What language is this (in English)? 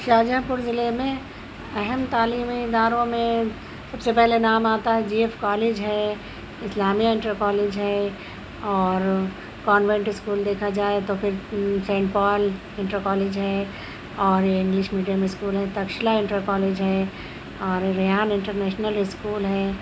Urdu